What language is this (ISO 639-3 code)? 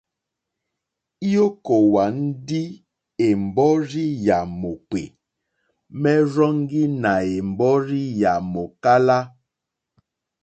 bri